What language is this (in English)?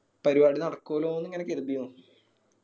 Malayalam